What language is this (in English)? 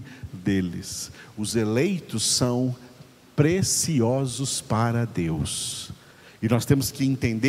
Portuguese